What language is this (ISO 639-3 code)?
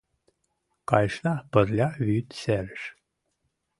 chm